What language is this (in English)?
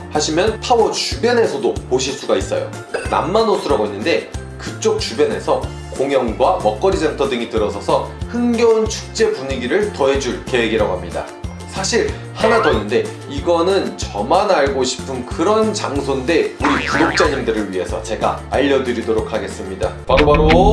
Korean